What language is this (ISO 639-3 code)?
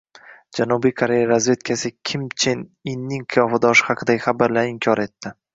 uzb